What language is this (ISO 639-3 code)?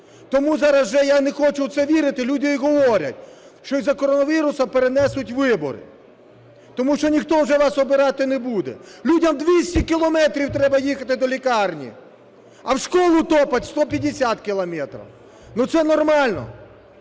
ukr